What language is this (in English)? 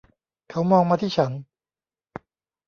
Thai